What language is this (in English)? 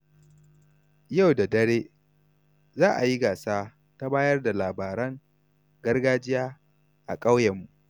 Hausa